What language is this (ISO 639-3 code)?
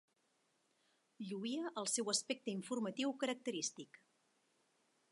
cat